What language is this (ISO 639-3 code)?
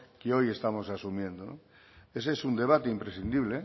spa